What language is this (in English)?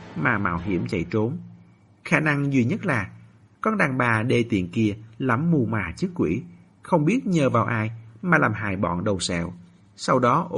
Vietnamese